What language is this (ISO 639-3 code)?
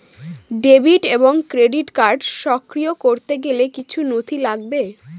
ben